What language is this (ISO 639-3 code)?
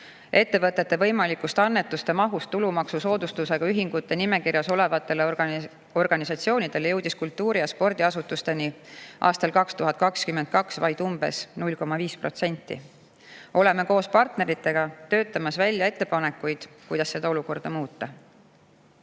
est